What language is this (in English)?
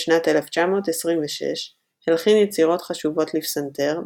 Hebrew